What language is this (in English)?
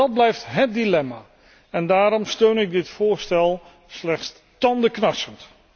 Dutch